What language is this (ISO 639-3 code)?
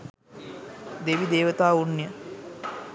sin